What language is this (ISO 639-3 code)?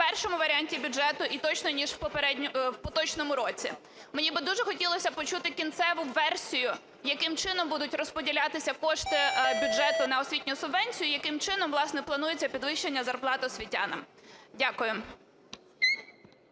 ukr